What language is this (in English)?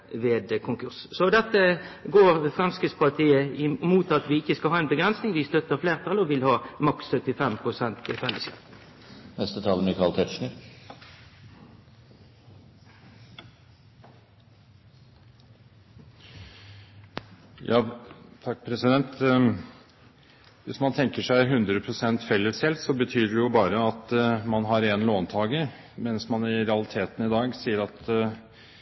Norwegian